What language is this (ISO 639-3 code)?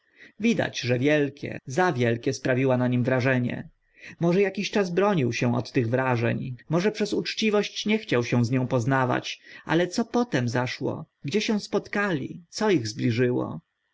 pol